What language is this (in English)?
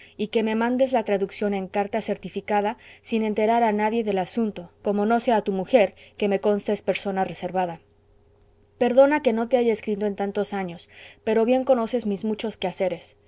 Spanish